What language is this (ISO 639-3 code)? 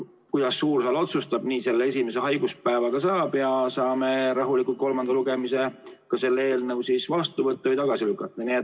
est